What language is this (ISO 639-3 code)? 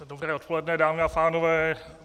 ces